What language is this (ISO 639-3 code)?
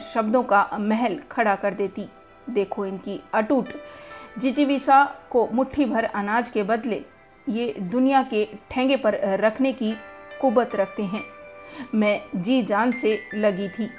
hin